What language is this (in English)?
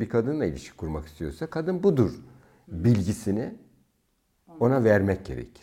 Turkish